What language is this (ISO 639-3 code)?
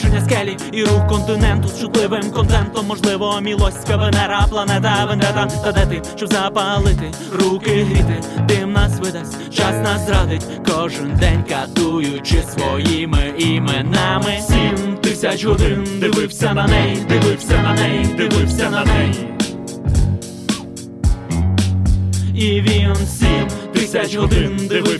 ukr